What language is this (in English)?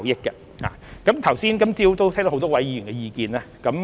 Cantonese